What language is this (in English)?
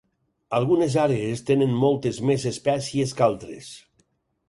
Catalan